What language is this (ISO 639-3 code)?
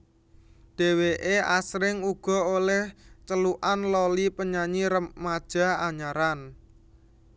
jav